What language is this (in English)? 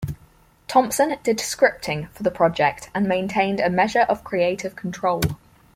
English